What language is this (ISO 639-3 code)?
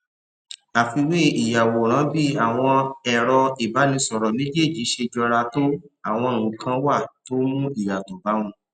yor